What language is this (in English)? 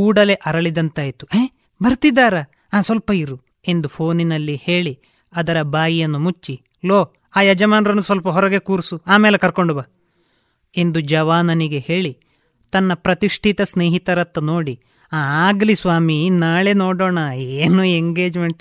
Kannada